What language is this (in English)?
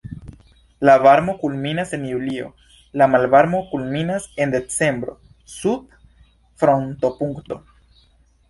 Esperanto